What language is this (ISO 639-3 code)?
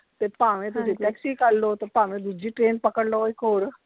pan